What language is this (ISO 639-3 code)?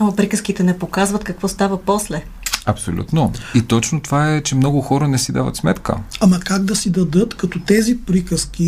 bul